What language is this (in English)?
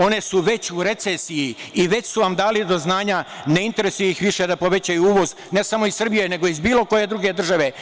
Serbian